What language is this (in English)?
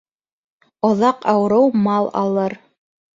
Bashkir